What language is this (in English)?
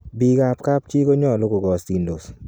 Kalenjin